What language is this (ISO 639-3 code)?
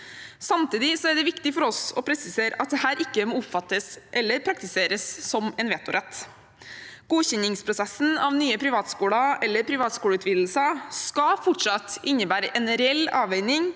nor